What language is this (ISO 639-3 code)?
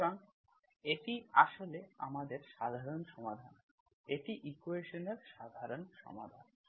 ben